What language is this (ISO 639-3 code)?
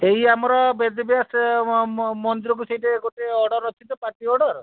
ori